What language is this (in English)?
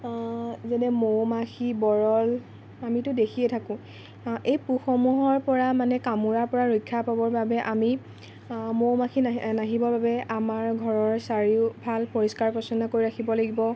Assamese